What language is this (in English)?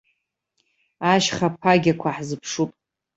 Abkhazian